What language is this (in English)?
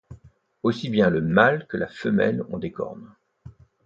French